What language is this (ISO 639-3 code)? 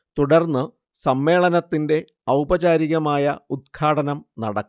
mal